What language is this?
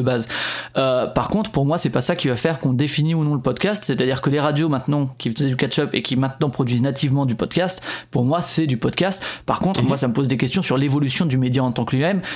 French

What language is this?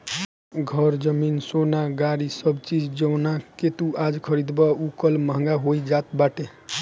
Bhojpuri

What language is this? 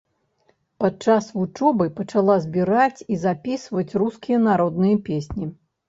Belarusian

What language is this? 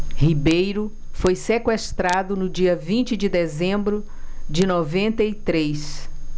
Portuguese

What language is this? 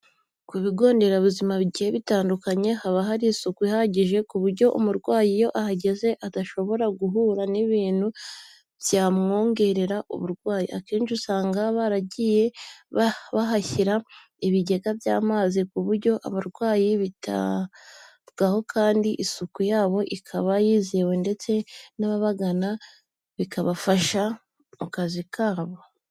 Kinyarwanda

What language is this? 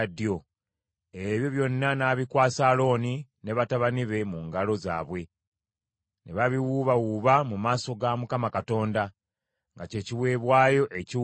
Ganda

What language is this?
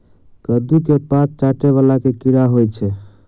Maithili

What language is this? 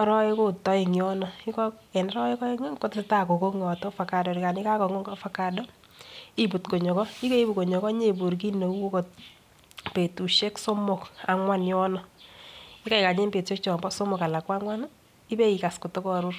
Kalenjin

